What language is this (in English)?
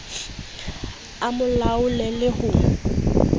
Southern Sotho